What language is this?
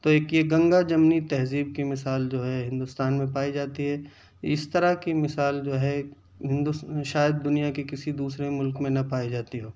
Urdu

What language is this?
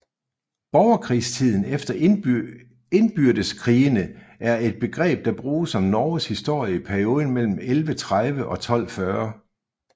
Danish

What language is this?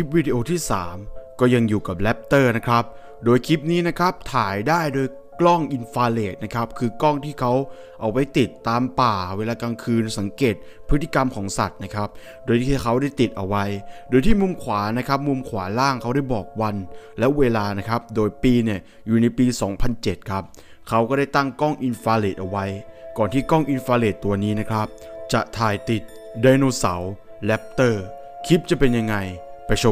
Thai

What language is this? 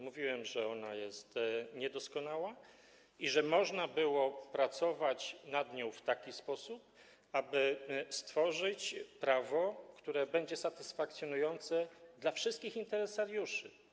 Polish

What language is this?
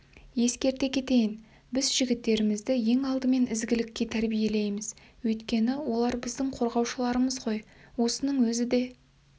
Kazakh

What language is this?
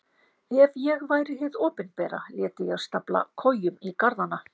Icelandic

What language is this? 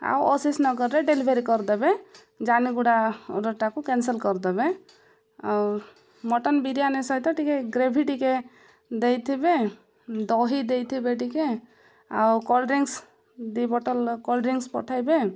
Odia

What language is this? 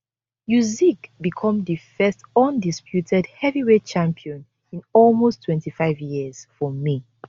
Nigerian Pidgin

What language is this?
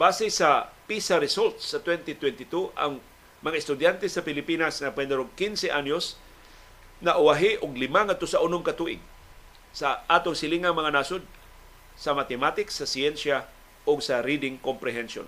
Filipino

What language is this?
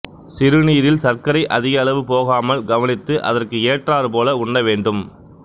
Tamil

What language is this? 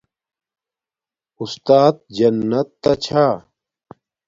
Domaaki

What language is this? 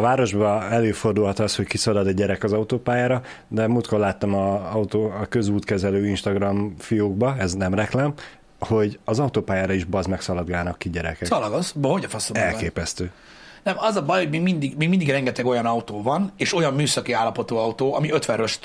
Hungarian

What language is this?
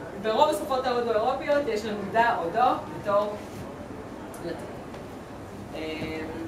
Hebrew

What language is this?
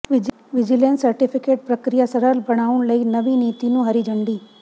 Punjabi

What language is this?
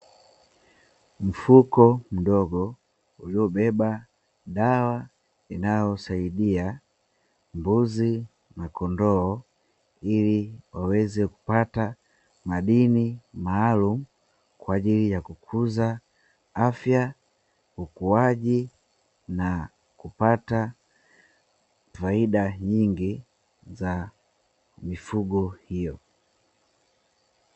Swahili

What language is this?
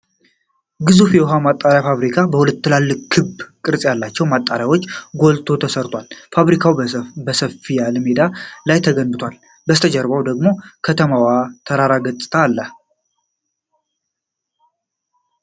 Amharic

